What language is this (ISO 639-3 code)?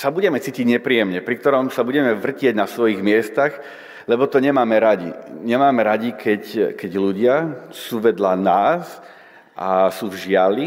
slk